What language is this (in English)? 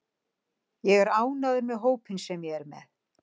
Icelandic